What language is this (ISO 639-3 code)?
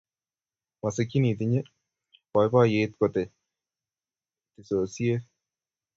kln